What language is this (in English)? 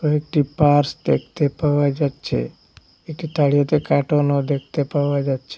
Bangla